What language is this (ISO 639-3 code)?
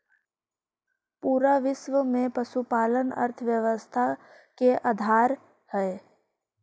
mag